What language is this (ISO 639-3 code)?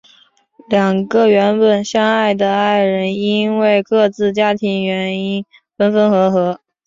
zho